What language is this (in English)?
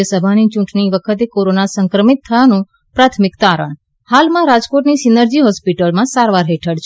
Gujarati